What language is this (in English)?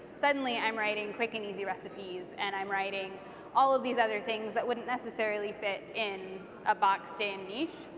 English